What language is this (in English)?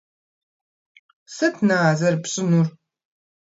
Kabardian